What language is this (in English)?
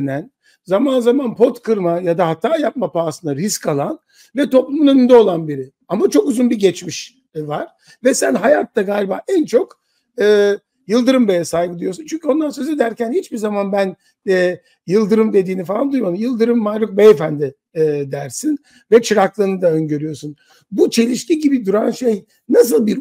Turkish